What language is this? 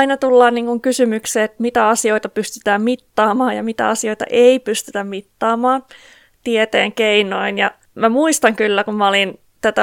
Finnish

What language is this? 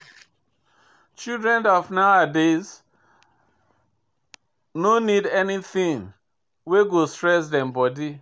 Nigerian Pidgin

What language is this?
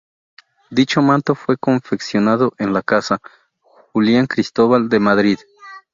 Spanish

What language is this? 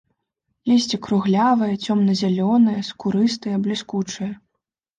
Belarusian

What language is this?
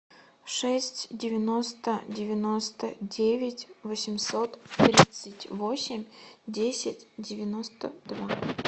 Russian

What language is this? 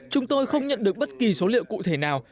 Vietnamese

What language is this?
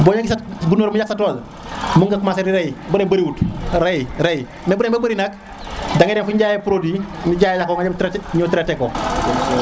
Serer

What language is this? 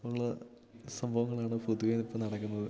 Malayalam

